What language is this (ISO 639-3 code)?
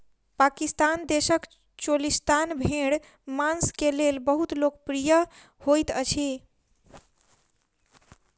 mai